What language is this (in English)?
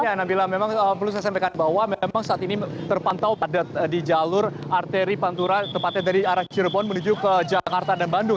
Indonesian